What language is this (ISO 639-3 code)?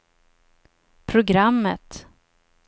swe